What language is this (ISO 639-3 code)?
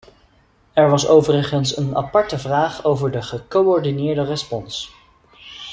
nld